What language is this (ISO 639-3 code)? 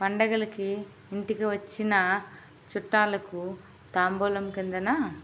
tel